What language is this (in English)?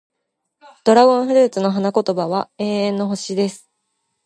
Japanese